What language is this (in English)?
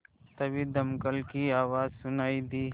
Hindi